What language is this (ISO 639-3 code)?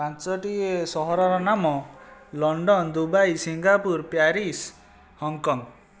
ori